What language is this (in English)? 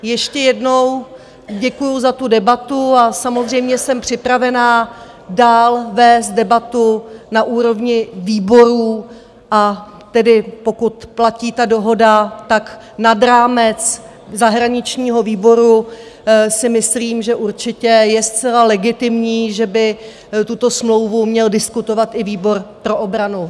Czech